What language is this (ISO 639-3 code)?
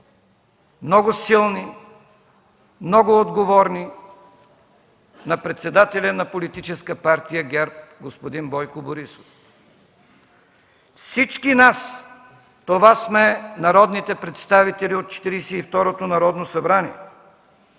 bul